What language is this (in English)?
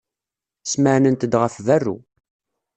Kabyle